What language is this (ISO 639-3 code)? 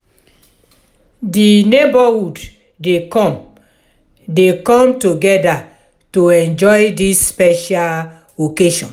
pcm